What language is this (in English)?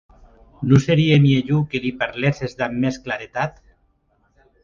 Occitan